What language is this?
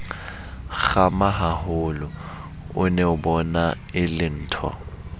Southern Sotho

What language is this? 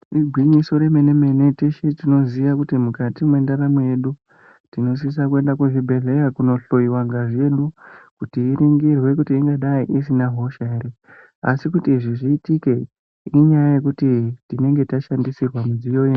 Ndau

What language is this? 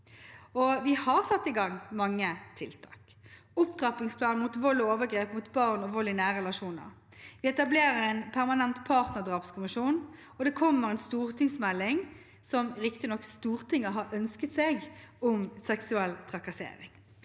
Norwegian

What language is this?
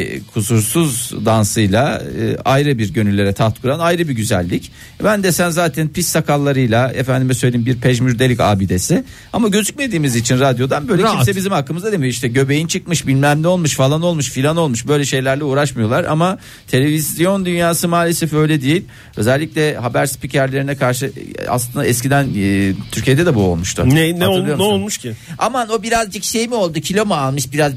Turkish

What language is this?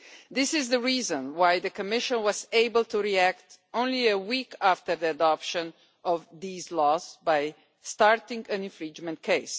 English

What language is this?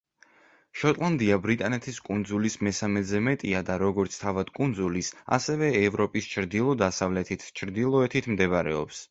Georgian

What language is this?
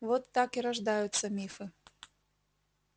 Russian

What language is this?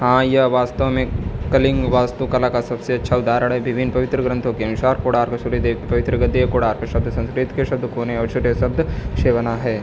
Hindi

